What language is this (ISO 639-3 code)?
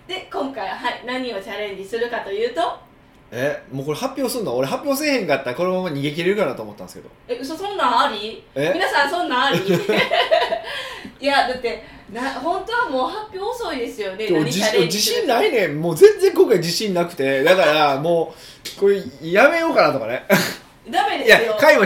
jpn